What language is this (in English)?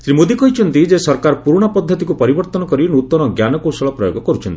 Odia